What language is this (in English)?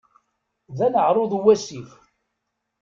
Kabyle